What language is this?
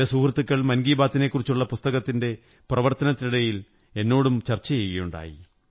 Malayalam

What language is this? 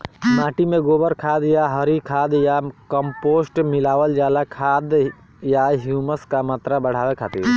Bhojpuri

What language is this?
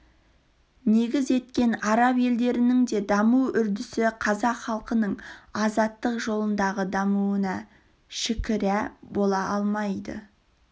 Kazakh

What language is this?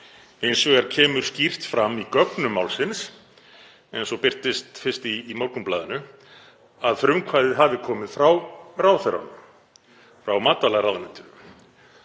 Icelandic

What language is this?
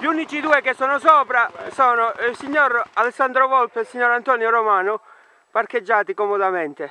Italian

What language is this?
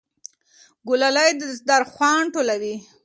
Pashto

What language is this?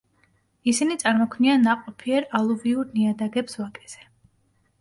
Georgian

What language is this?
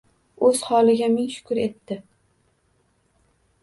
Uzbek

